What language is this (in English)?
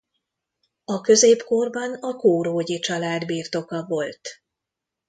Hungarian